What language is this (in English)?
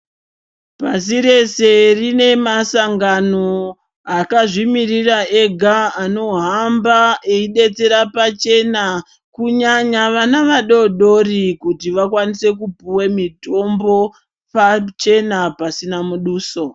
Ndau